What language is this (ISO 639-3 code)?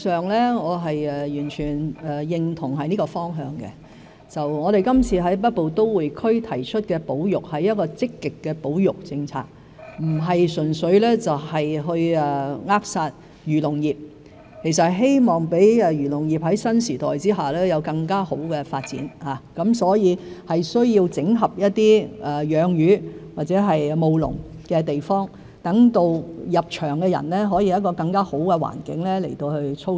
yue